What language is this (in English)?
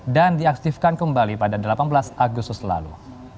Indonesian